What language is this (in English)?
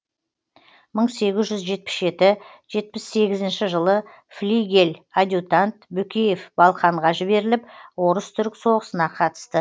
Kazakh